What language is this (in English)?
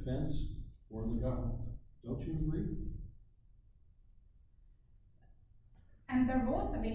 English